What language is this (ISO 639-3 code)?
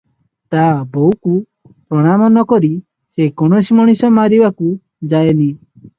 ori